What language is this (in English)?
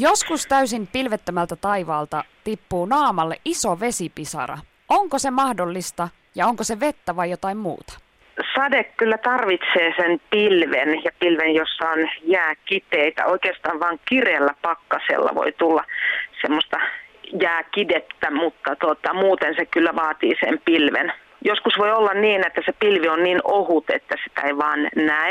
Finnish